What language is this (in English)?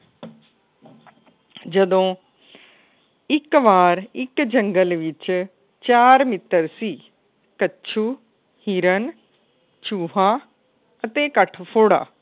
Punjabi